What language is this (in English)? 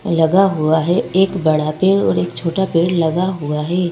Hindi